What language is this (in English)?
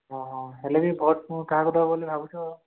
Odia